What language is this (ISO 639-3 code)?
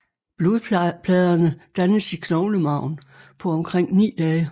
dan